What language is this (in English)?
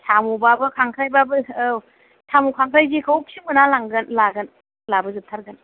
Bodo